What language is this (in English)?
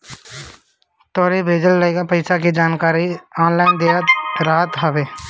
Bhojpuri